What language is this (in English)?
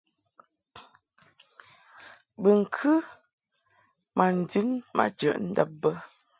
Mungaka